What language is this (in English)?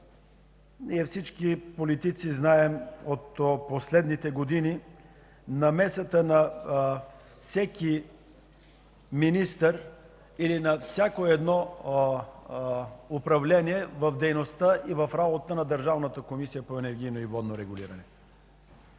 Bulgarian